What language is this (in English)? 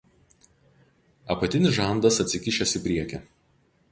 Lithuanian